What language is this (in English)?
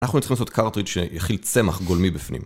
Hebrew